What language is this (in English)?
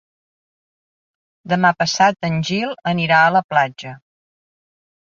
Catalan